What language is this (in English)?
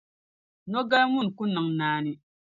Dagbani